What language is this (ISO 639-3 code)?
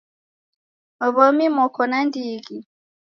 dav